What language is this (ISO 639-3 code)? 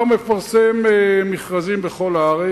heb